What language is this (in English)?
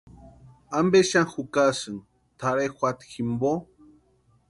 Western Highland Purepecha